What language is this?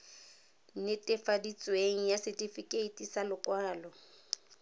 Tswana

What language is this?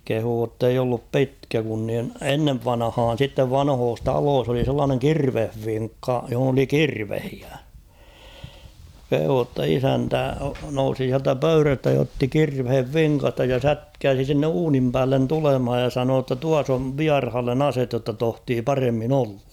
Finnish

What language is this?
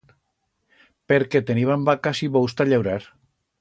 Aragonese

